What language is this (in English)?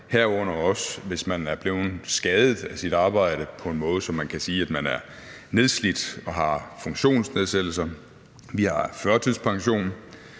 Danish